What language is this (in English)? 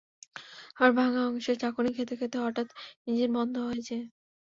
Bangla